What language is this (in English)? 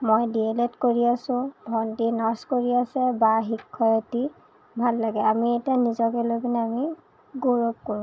Assamese